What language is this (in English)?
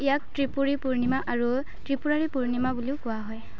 Assamese